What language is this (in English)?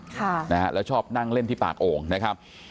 Thai